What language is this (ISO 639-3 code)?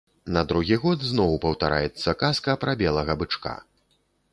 bel